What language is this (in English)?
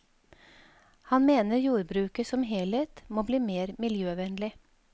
Norwegian